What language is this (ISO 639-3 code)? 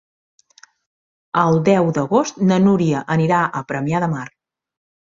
cat